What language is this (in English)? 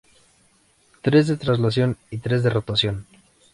Spanish